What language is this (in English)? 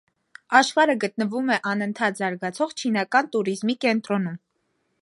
Armenian